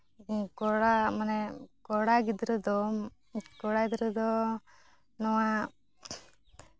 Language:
Santali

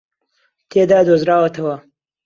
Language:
Central Kurdish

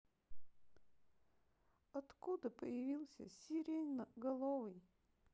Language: Russian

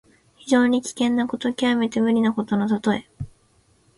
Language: Japanese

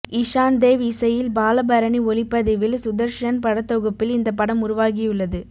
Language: Tamil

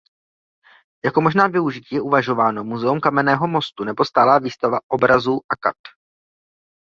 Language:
Czech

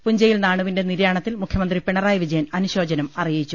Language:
Malayalam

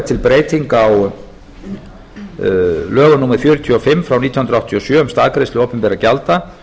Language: Icelandic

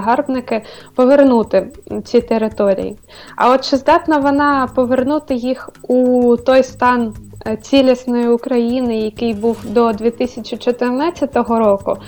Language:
Ukrainian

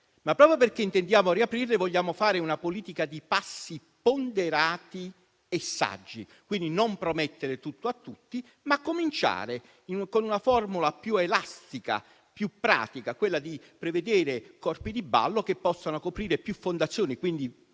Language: Italian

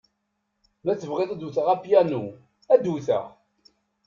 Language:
Kabyle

